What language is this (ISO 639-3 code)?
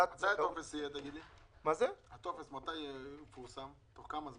heb